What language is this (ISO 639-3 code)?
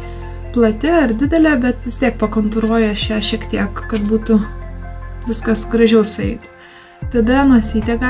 lit